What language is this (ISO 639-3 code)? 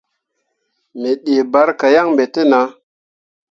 mua